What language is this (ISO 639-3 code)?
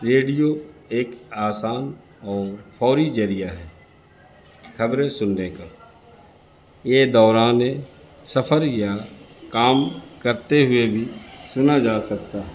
urd